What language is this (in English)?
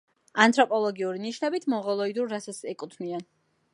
Georgian